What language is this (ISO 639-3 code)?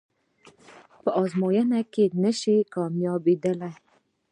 pus